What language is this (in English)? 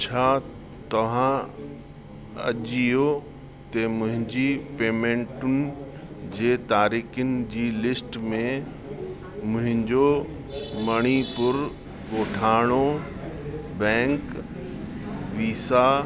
Sindhi